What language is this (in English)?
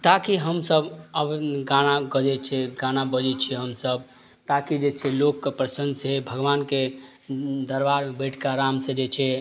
Maithili